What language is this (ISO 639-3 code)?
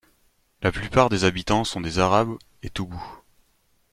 fra